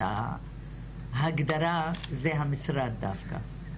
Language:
Hebrew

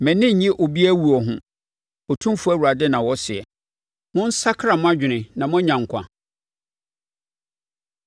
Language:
Akan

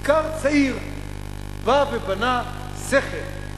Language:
Hebrew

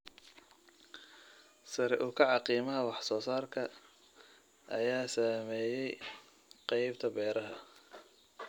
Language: Somali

